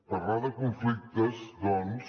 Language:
Catalan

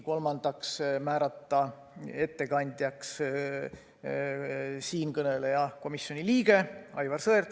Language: Estonian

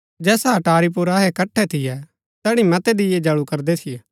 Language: Gaddi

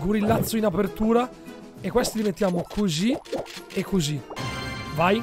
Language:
Italian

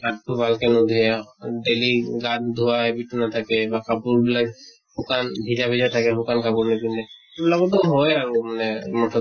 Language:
Assamese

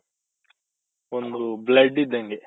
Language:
Kannada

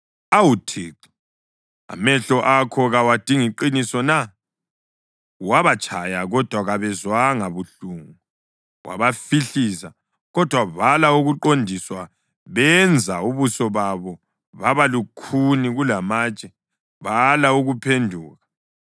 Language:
North Ndebele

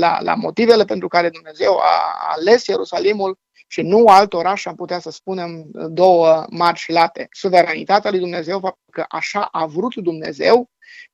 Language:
Romanian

